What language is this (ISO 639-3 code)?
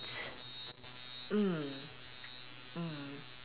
eng